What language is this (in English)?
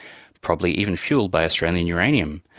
English